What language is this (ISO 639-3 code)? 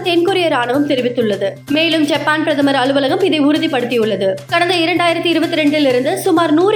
tam